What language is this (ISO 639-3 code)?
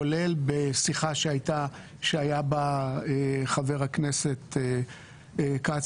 heb